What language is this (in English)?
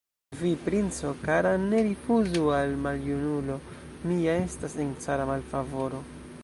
Esperanto